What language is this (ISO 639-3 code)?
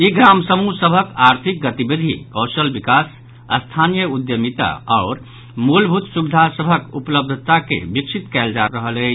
mai